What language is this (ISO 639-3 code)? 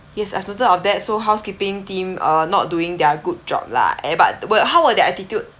eng